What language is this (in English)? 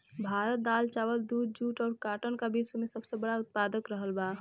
Bhojpuri